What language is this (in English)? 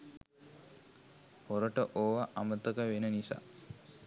Sinhala